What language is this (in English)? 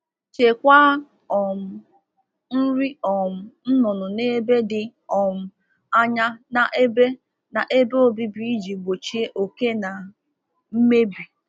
Igbo